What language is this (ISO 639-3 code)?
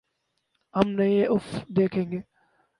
urd